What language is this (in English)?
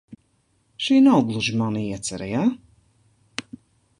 Latvian